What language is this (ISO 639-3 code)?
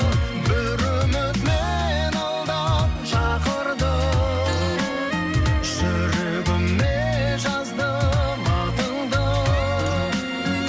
kaz